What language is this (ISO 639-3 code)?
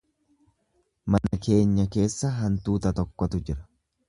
orm